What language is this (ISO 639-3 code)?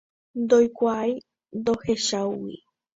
grn